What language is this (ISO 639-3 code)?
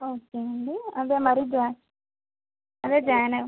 tel